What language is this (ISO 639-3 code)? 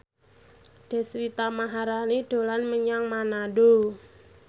jav